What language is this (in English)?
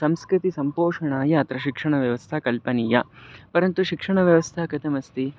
Sanskrit